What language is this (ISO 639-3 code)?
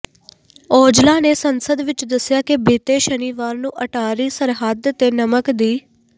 pan